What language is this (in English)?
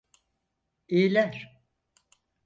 Turkish